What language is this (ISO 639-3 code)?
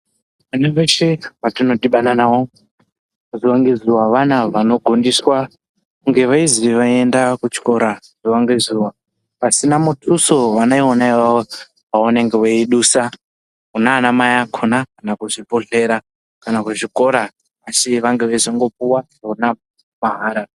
ndc